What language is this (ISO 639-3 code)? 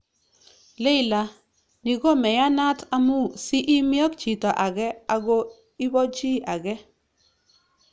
kln